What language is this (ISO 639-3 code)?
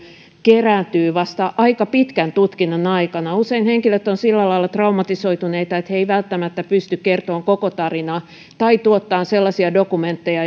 fin